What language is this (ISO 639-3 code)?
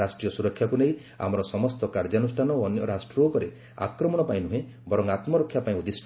ori